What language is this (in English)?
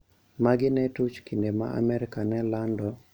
Luo (Kenya and Tanzania)